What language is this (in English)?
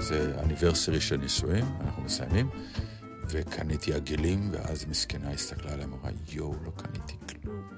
Hebrew